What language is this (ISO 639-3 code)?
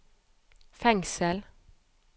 nor